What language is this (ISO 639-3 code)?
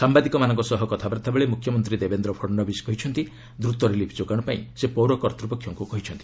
ori